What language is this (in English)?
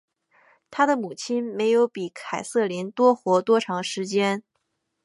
Chinese